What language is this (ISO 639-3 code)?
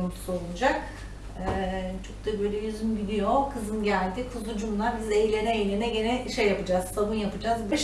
tur